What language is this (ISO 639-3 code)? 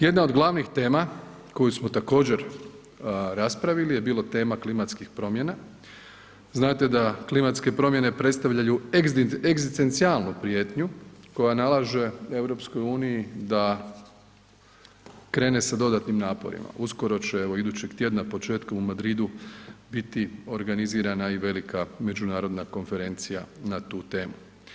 hrv